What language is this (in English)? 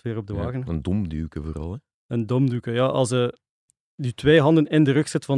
Dutch